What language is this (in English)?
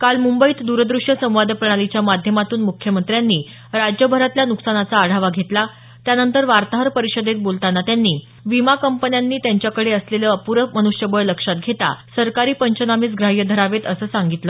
Marathi